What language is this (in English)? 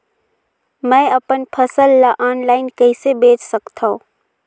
Chhattisgarhi